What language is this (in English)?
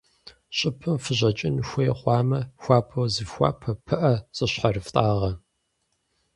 Kabardian